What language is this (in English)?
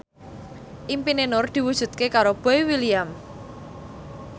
Javanese